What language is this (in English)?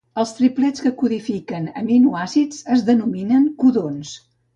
Catalan